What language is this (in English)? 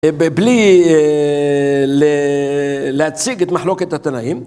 Hebrew